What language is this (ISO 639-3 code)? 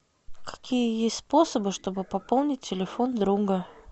rus